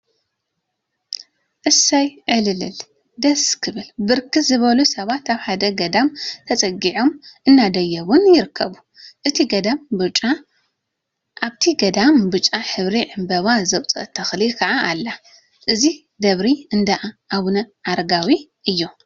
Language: Tigrinya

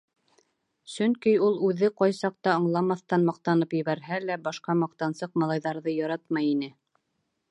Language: Bashkir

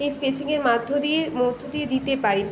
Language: Bangla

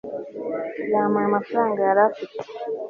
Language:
Kinyarwanda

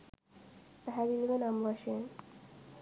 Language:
Sinhala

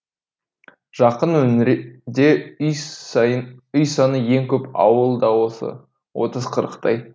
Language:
Kazakh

